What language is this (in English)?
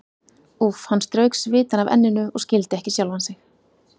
Icelandic